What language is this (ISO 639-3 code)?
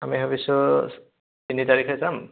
asm